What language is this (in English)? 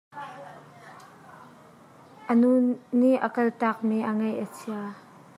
Hakha Chin